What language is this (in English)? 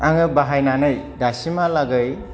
Bodo